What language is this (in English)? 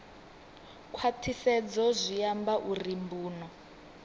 Venda